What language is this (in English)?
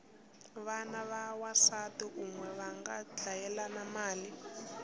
Tsonga